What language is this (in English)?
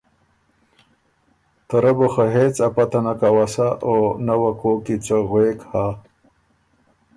Ormuri